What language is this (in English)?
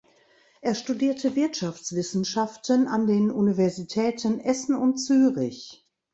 German